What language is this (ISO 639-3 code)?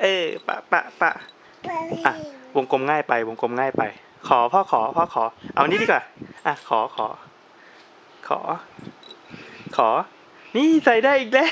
tha